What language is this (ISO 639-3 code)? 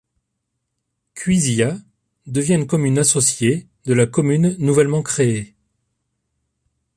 fra